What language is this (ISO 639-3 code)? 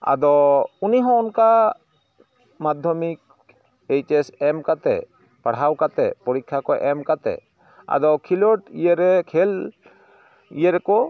sat